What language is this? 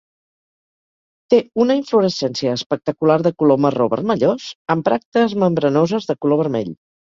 Catalan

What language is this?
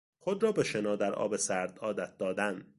Persian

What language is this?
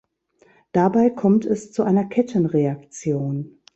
German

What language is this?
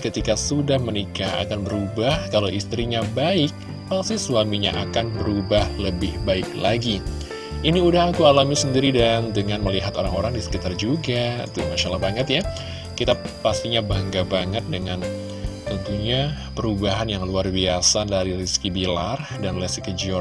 Indonesian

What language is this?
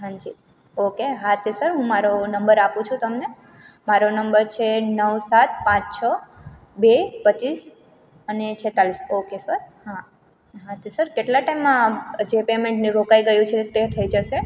Gujarati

